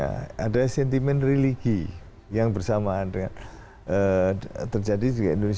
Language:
Indonesian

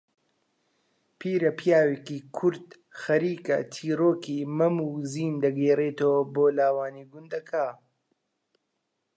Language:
Central Kurdish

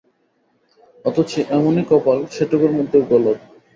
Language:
Bangla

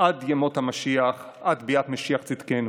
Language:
Hebrew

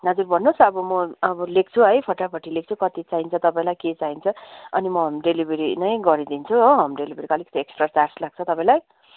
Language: Nepali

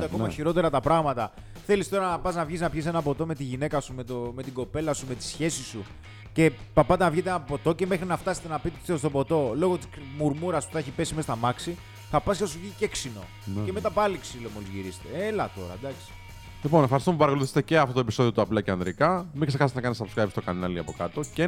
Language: Greek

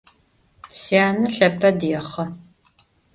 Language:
Adyghe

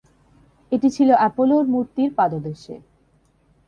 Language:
Bangla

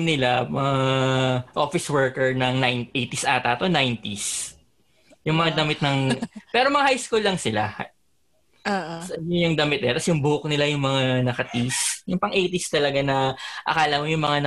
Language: Filipino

